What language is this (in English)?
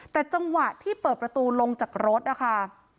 Thai